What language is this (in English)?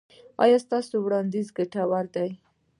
Pashto